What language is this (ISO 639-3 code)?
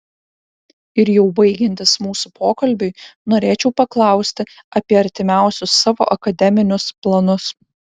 lit